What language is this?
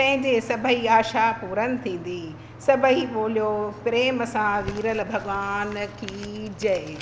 Sindhi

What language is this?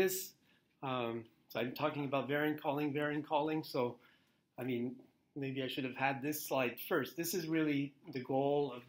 English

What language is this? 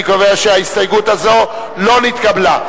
Hebrew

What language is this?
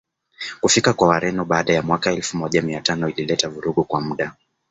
Swahili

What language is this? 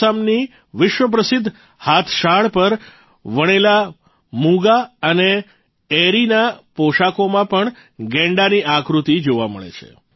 Gujarati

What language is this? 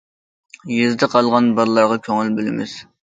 Uyghur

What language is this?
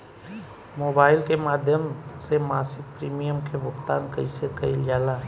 Bhojpuri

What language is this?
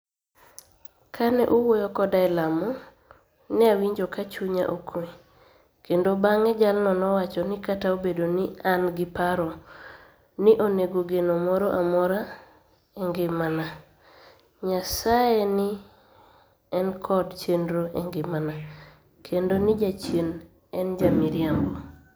Luo (Kenya and Tanzania)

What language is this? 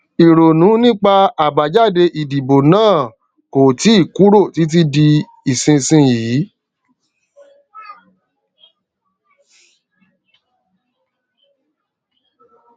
Yoruba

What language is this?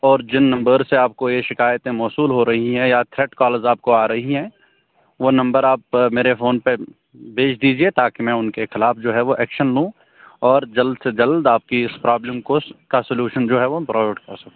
Urdu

